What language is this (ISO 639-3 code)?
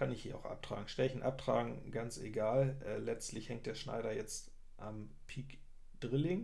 deu